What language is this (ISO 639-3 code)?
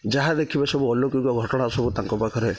ori